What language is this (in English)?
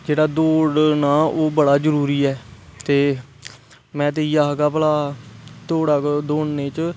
Dogri